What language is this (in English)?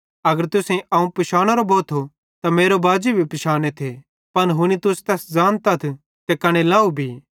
Bhadrawahi